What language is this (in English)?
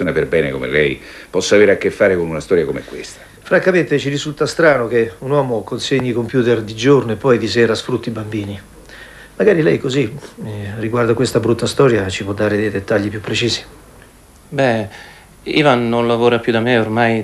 Italian